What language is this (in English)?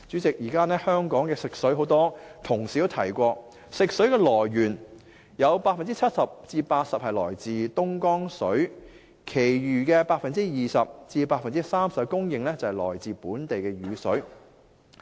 Cantonese